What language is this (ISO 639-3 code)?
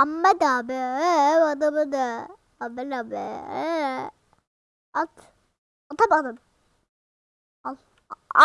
tur